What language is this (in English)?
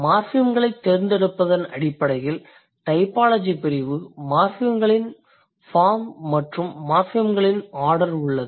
Tamil